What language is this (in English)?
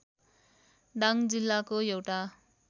Nepali